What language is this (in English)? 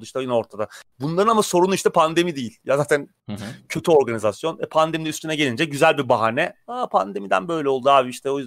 Turkish